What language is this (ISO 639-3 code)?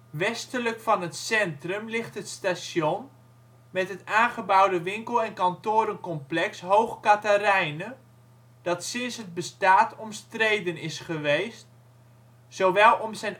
nld